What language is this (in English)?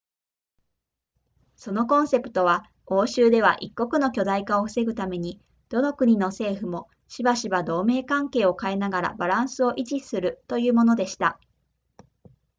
Japanese